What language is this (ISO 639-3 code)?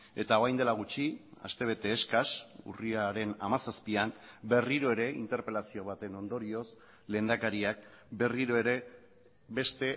eus